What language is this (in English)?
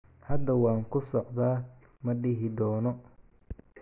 Somali